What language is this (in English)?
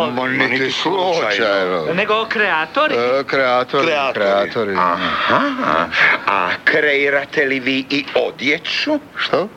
Croatian